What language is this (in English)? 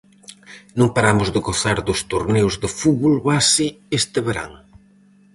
Galician